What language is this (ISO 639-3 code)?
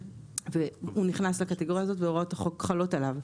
heb